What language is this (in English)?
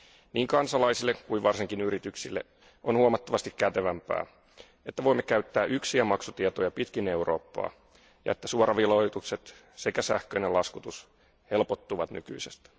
Finnish